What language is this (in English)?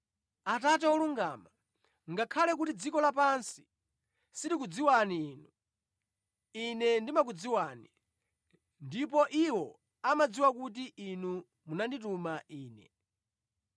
Nyanja